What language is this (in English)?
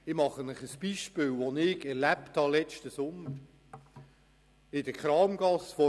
Swiss German